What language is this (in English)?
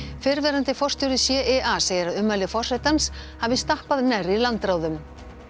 Icelandic